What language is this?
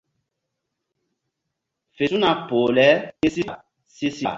Mbum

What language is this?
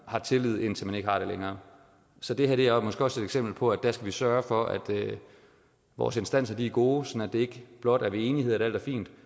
Danish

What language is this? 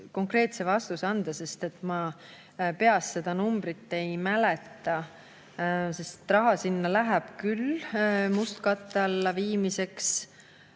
Estonian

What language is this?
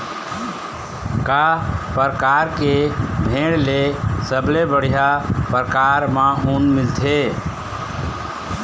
Chhattisgarhi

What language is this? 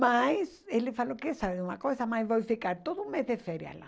Portuguese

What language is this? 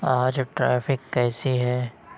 Urdu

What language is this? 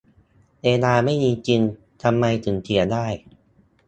Thai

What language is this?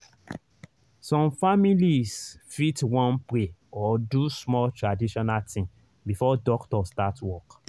Nigerian Pidgin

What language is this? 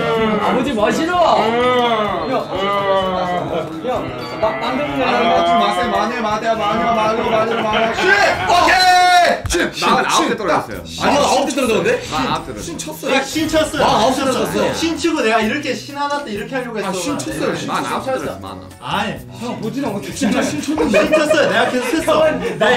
Korean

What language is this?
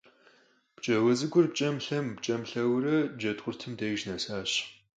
Kabardian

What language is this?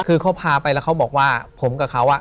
Thai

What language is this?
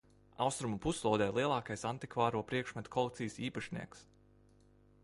Latvian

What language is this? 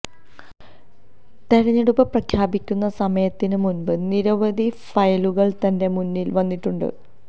Malayalam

